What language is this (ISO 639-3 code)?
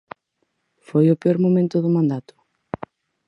glg